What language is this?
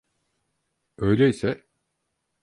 Turkish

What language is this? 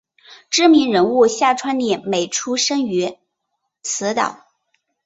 Chinese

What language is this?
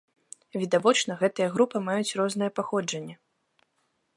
Belarusian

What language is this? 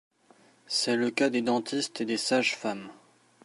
French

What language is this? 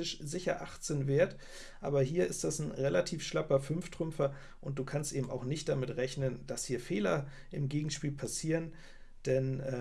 German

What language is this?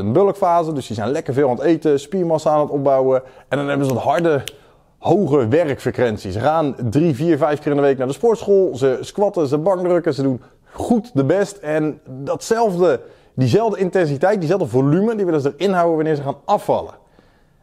Dutch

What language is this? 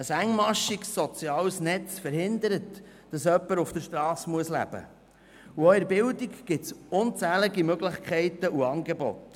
Swiss German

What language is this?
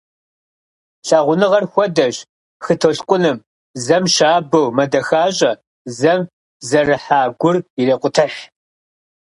Kabardian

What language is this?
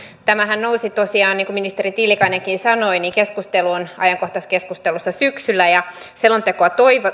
Finnish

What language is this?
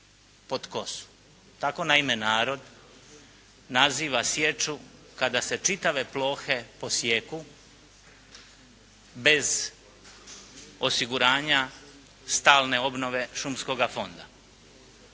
Croatian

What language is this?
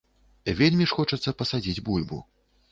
Belarusian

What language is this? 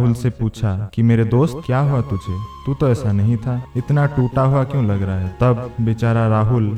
Hindi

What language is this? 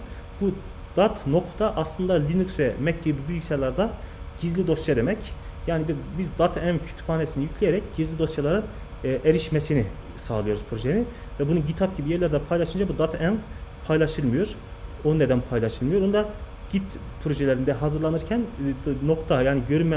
Turkish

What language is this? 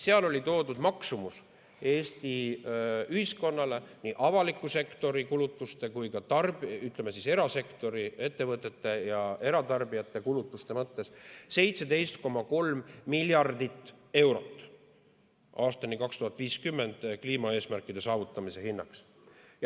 Estonian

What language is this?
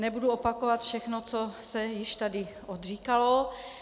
Czech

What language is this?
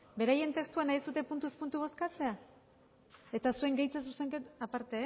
Basque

